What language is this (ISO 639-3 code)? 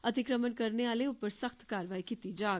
doi